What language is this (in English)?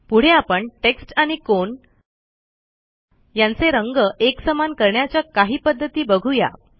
Marathi